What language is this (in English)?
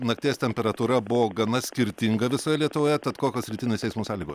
Lithuanian